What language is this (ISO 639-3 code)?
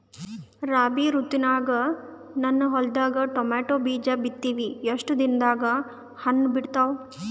kan